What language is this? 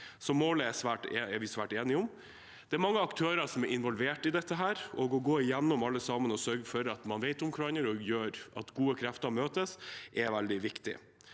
Norwegian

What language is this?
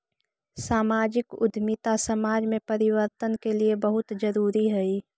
Magahi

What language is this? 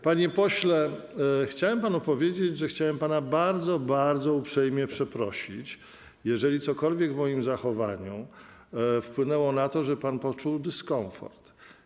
Polish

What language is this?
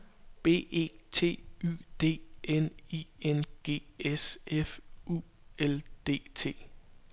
Danish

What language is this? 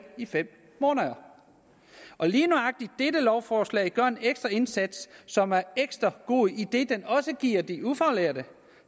Danish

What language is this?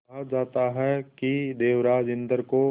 Hindi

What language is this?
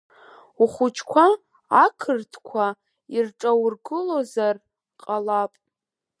Abkhazian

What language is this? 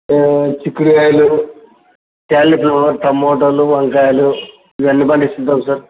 Telugu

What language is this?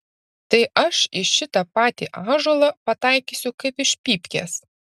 Lithuanian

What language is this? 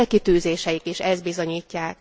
Hungarian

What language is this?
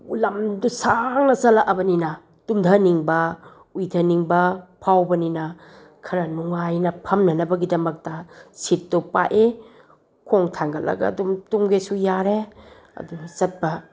Manipuri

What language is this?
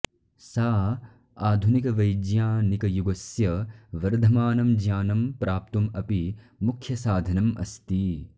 Sanskrit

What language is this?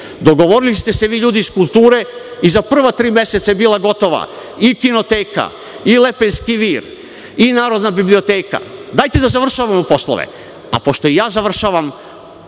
Serbian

